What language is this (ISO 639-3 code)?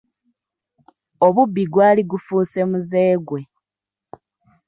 lug